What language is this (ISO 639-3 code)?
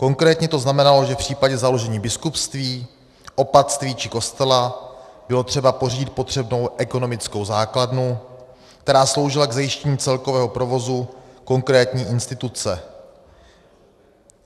ces